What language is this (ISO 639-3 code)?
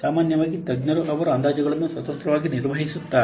kan